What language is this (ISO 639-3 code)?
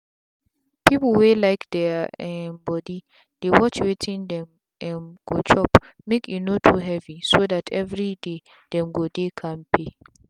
pcm